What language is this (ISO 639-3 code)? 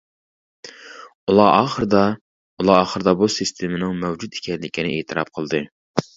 uig